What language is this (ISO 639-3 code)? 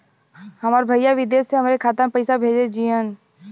bho